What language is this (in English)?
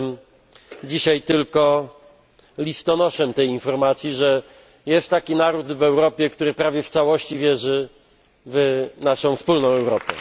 Polish